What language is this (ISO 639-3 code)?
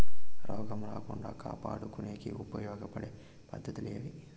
tel